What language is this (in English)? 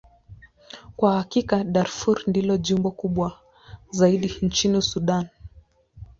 Swahili